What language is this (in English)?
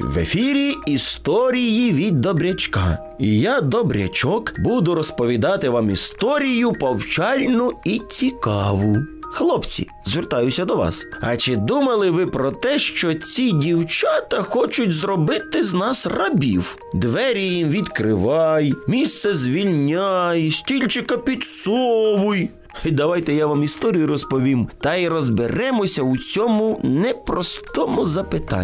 Ukrainian